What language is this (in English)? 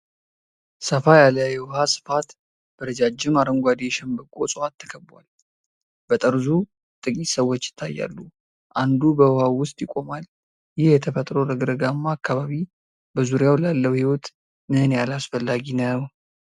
Amharic